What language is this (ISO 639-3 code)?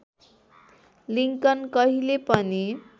nep